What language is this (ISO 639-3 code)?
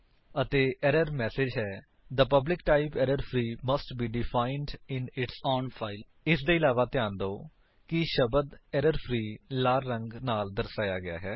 pan